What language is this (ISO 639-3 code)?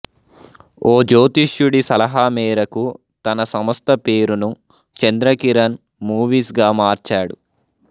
tel